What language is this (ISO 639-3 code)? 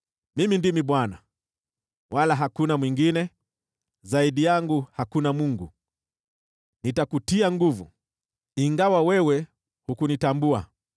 swa